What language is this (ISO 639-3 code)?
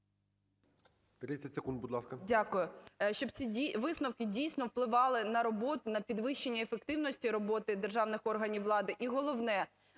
ukr